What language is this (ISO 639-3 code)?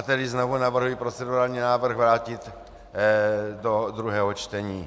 ces